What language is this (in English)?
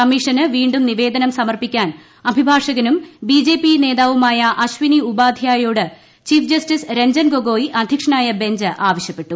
Malayalam